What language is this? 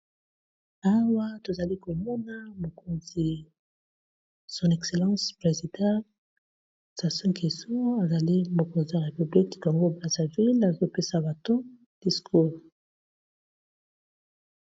Lingala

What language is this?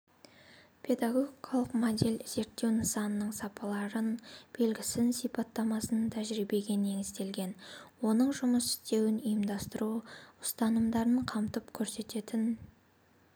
Kazakh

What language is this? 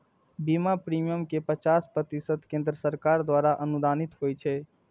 Maithili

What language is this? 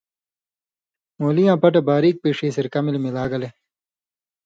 Indus Kohistani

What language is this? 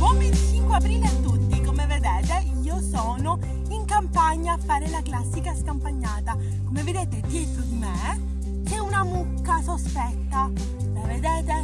Italian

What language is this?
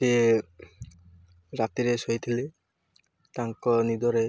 Odia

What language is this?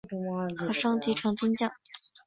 Chinese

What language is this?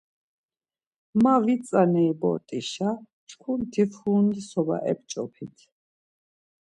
Laz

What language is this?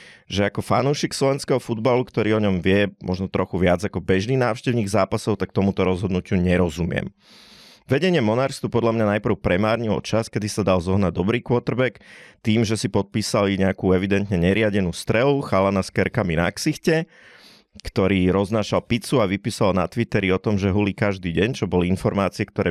Slovak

